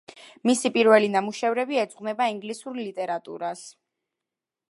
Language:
Georgian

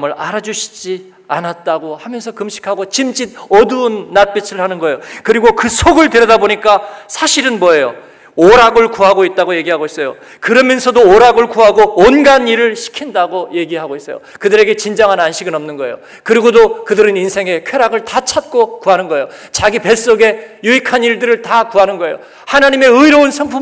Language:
Korean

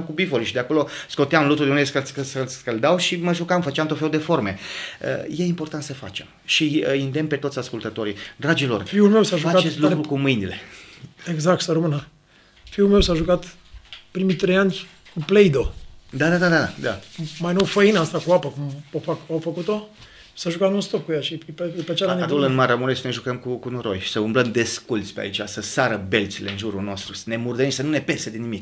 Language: Romanian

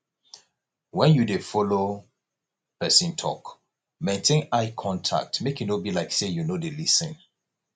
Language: Nigerian Pidgin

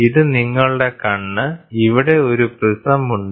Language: Malayalam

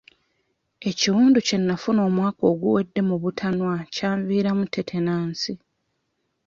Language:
Ganda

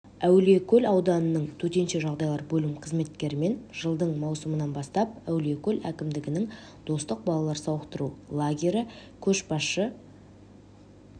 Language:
Kazakh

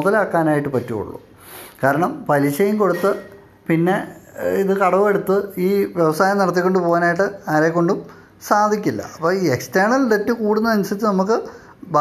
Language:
Malayalam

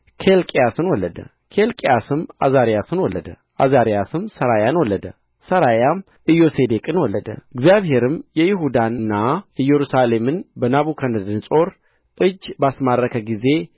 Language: Amharic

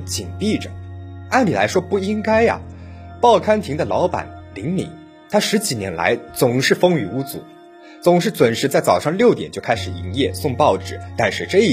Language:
Chinese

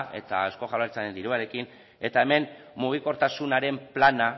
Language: Basque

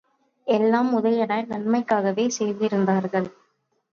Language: Tamil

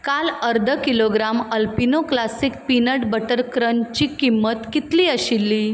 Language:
Konkani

